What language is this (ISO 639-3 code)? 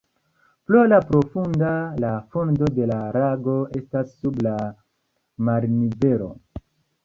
epo